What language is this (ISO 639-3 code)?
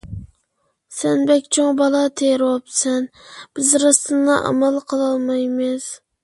uig